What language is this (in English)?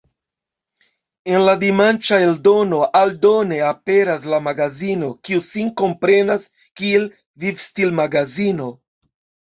Esperanto